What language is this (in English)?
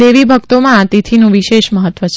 Gujarati